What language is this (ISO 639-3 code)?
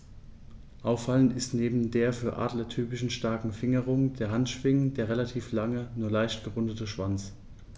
deu